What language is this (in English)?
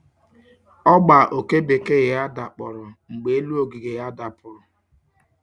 Igbo